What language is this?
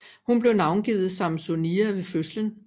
Danish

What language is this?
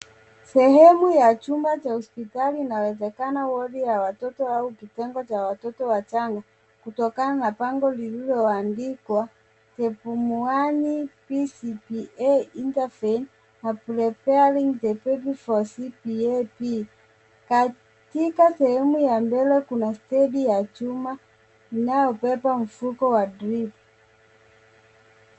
Swahili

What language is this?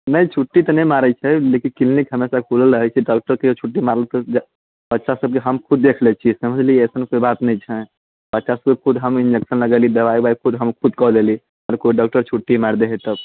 Maithili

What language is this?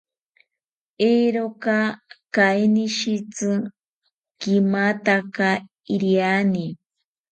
South Ucayali Ashéninka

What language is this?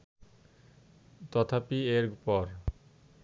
Bangla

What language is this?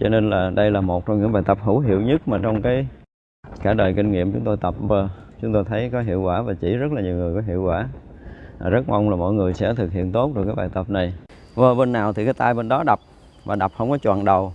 Vietnamese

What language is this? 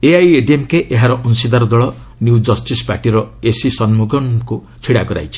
Odia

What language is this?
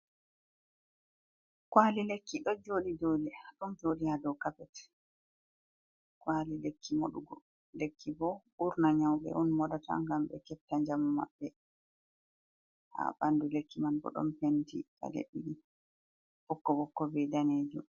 Fula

